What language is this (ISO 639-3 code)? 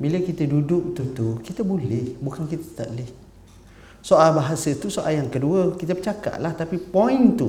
msa